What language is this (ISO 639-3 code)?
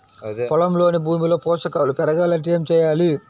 tel